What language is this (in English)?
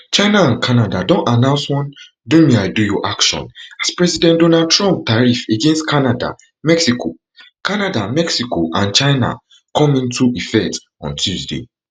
Nigerian Pidgin